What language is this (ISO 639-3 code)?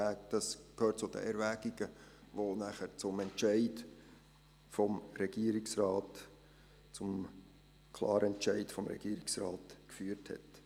gsw